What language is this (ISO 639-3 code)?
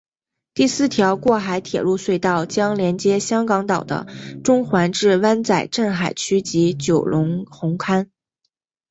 zho